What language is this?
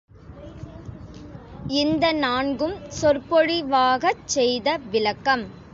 Tamil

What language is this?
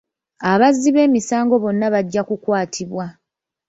Ganda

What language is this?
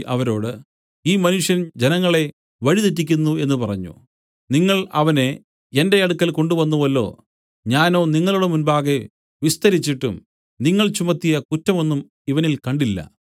Malayalam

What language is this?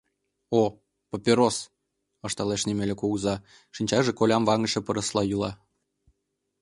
Mari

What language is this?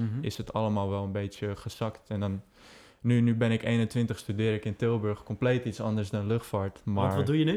Dutch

